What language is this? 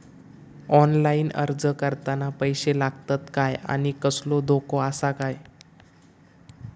Marathi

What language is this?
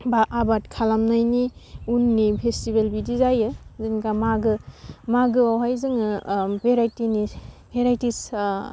Bodo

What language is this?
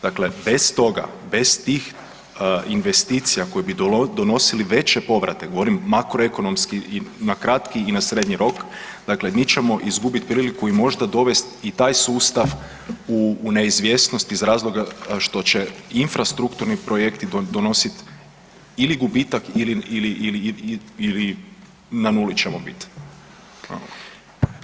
Croatian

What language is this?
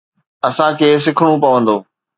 Sindhi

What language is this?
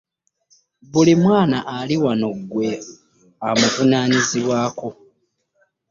Ganda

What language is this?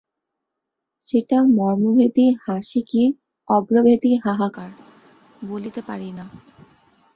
Bangla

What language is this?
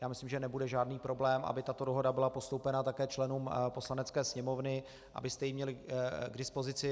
Czech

